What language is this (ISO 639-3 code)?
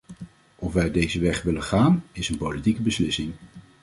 nld